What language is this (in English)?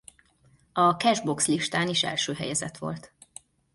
Hungarian